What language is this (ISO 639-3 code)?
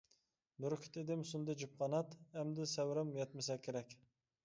uig